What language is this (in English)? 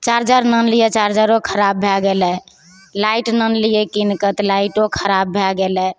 Maithili